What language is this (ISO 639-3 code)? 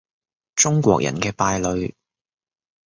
yue